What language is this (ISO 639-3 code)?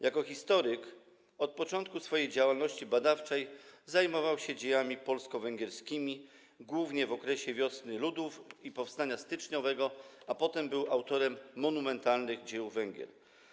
pol